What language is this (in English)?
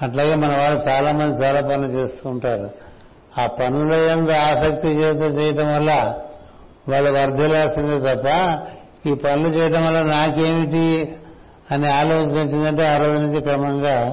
Telugu